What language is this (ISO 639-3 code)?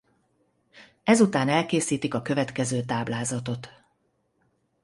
hun